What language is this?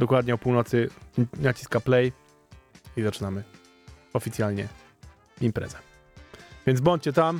Polish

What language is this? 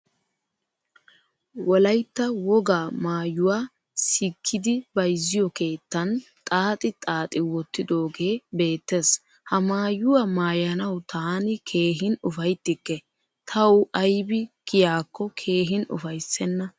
Wolaytta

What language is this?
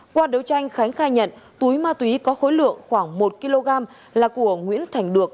Vietnamese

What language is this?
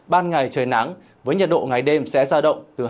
Vietnamese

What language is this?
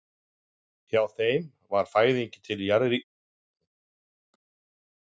Icelandic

